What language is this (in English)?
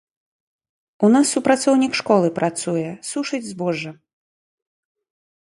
Belarusian